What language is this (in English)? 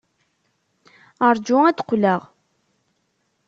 Kabyle